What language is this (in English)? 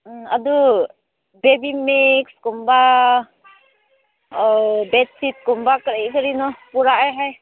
Manipuri